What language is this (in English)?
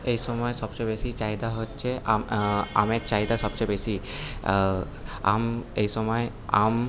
Bangla